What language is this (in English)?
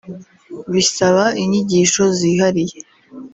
Kinyarwanda